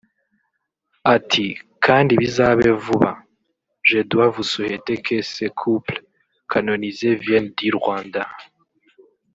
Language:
Kinyarwanda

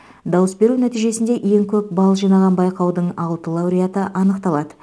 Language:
Kazakh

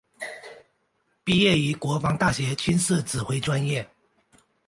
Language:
Chinese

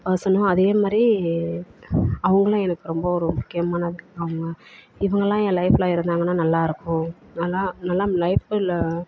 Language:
Tamil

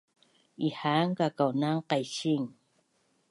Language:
Bunun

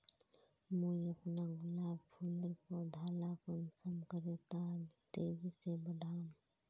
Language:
Magahi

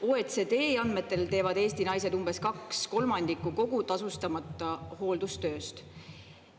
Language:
Estonian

